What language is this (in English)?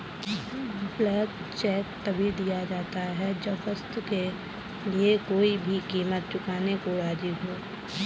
Hindi